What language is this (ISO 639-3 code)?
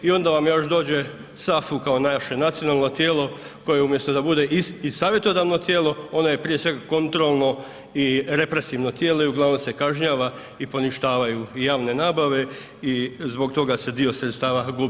hrv